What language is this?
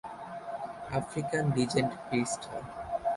Bangla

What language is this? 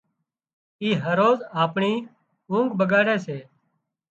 Wadiyara Koli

